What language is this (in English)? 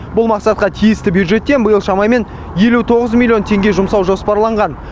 Kazakh